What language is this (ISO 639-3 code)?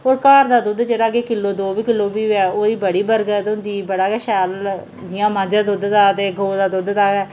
doi